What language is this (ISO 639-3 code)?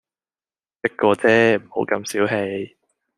yue